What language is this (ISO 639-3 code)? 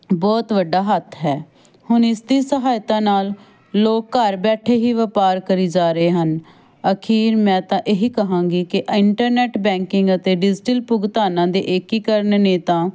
pan